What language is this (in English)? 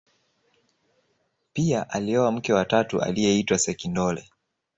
Swahili